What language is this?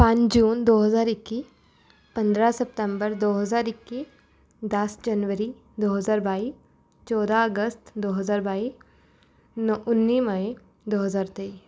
Punjabi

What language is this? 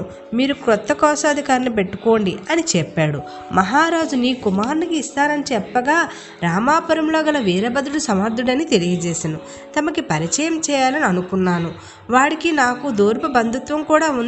Telugu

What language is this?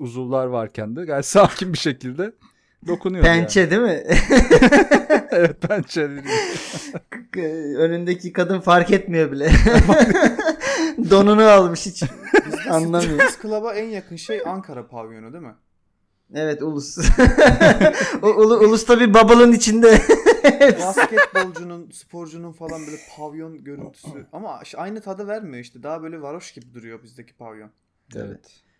Turkish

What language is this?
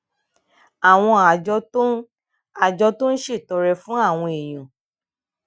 Yoruba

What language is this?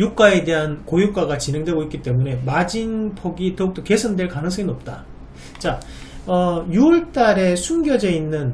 Korean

